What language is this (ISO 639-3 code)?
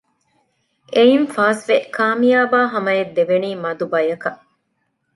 div